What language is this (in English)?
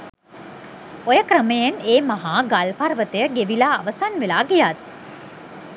Sinhala